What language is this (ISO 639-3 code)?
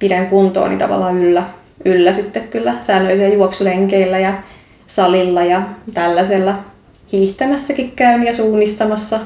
fin